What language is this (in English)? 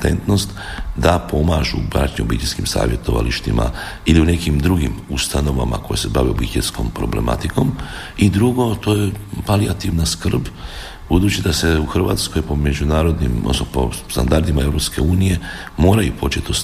Croatian